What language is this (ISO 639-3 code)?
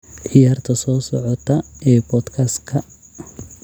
som